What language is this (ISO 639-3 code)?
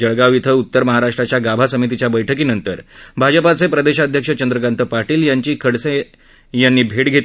mar